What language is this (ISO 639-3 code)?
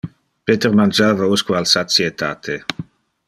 ina